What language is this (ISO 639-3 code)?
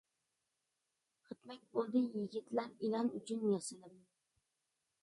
uig